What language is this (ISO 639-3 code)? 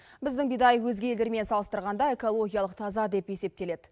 kaz